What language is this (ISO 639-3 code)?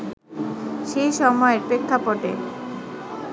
ben